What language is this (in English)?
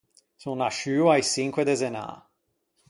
Ligurian